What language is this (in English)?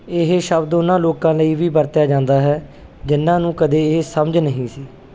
Punjabi